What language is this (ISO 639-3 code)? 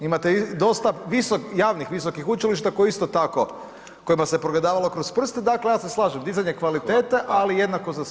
hrv